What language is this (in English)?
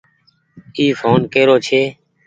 Goaria